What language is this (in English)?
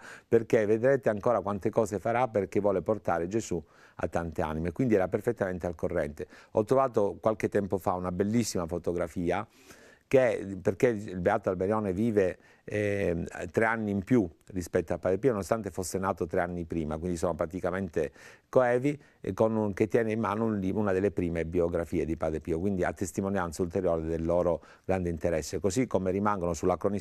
Italian